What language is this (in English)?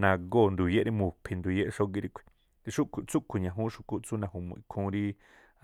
Tlacoapa Me'phaa